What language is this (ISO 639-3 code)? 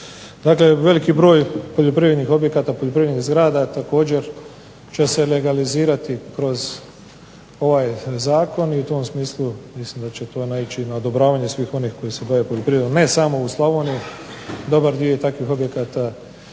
hrv